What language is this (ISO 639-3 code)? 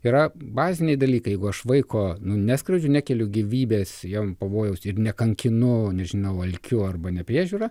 lit